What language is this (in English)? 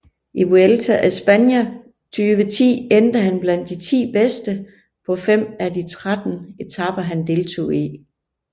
Danish